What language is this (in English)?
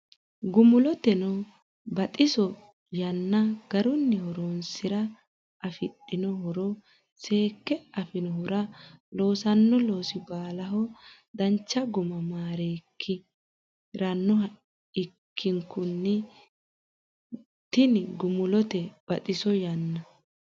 Sidamo